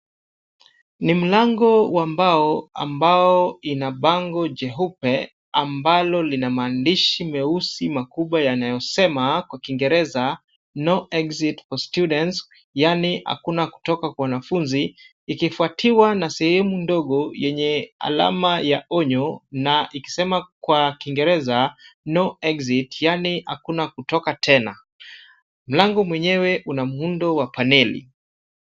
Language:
Swahili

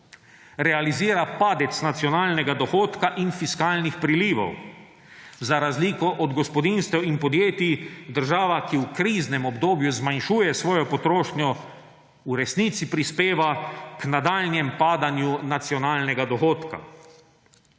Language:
Slovenian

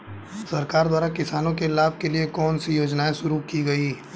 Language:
Hindi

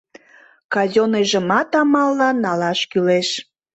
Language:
Mari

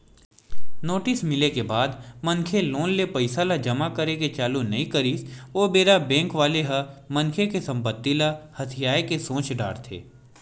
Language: Chhattisgarhi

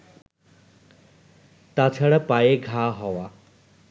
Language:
Bangla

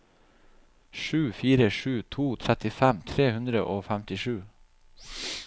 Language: Norwegian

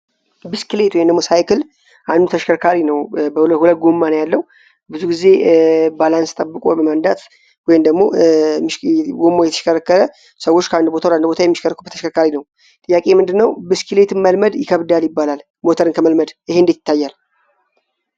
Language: Amharic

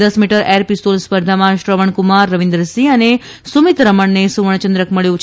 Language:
Gujarati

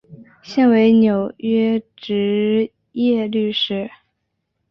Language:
Chinese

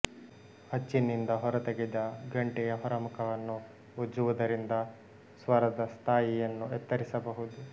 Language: Kannada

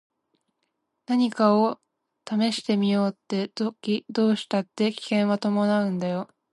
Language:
Japanese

